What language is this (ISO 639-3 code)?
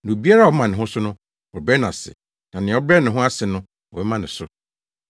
aka